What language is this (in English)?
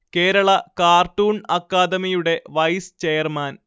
Malayalam